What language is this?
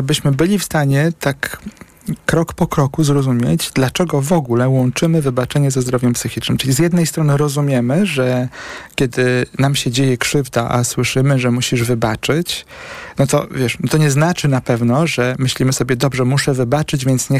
Polish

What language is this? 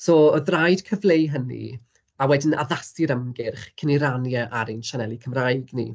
Welsh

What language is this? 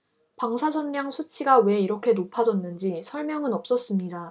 Korean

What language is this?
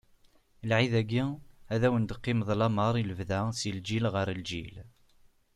Kabyle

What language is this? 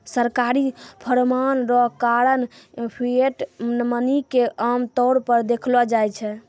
Maithili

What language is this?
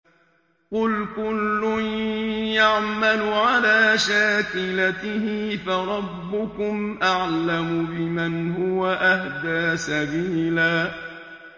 Arabic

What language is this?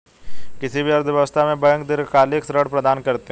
Hindi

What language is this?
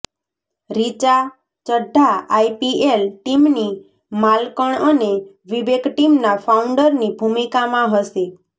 Gujarati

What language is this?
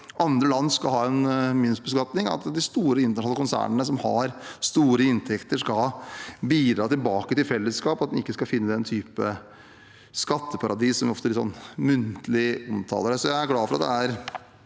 Norwegian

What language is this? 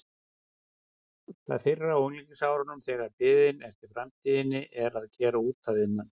Icelandic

